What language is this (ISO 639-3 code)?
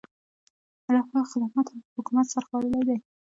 pus